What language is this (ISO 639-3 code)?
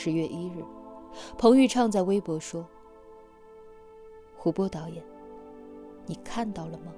zho